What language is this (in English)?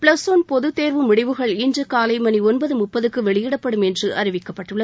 Tamil